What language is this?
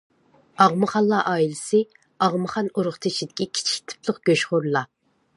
Uyghur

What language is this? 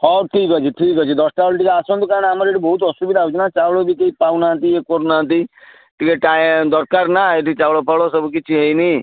Odia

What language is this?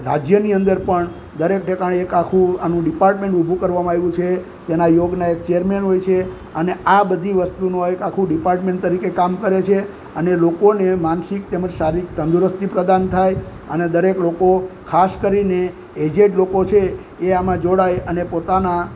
Gujarati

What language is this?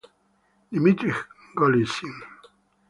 Italian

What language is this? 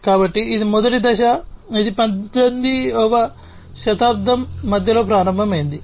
Telugu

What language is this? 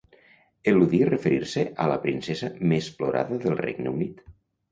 Catalan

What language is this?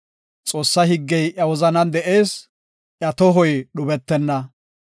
Gofa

